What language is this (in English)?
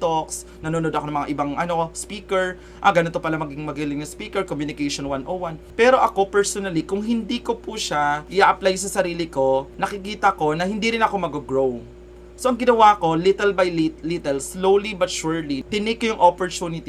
Filipino